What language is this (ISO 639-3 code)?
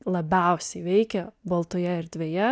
lit